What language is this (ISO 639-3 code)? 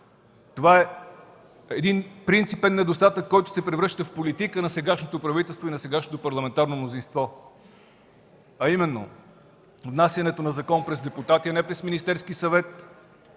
bul